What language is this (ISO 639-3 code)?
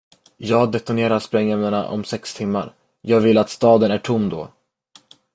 swe